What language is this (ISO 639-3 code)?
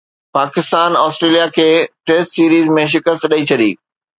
snd